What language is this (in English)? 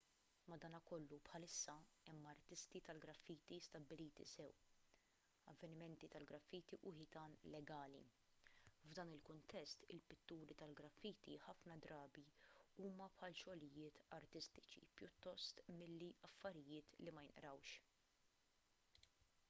Maltese